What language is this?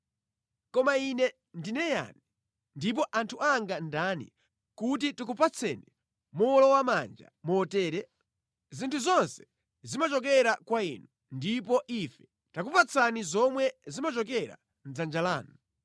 Nyanja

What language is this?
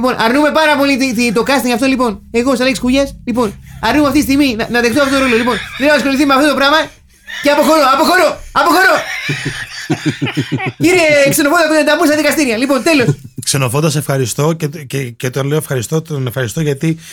Greek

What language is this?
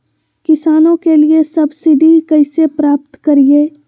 Magahi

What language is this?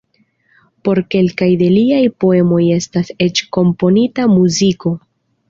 Esperanto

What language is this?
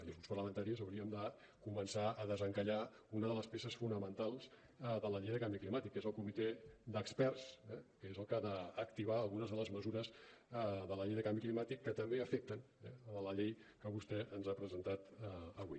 Catalan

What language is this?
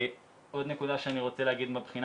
Hebrew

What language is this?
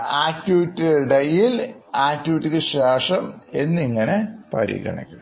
Malayalam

